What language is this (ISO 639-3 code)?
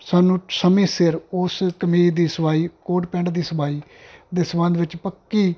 pan